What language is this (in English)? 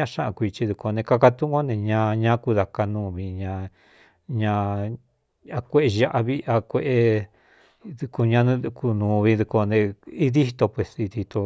Cuyamecalco Mixtec